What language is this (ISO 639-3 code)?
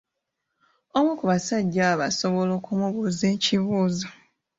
lug